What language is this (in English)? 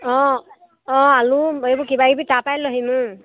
Assamese